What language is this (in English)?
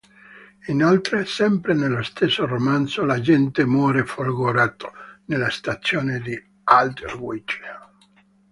Italian